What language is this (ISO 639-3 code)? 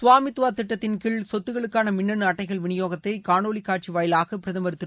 tam